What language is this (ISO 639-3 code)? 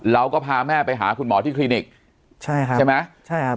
tha